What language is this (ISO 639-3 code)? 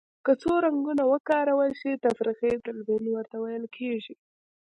pus